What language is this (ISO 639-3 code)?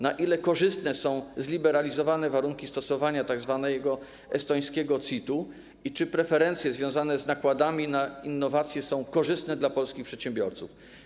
pol